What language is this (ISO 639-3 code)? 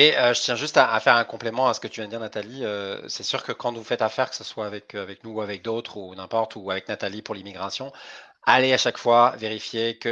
fra